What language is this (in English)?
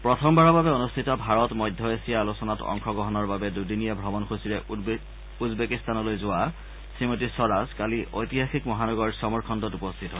Assamese